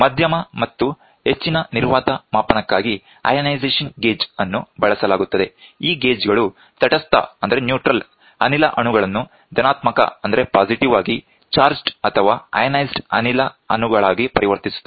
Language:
Kannada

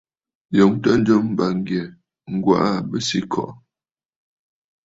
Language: Bafut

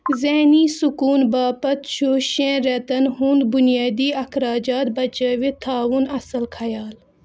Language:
Kashmiri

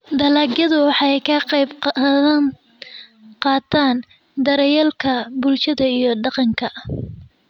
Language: Somali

